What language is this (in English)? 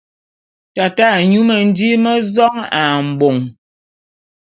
Bulu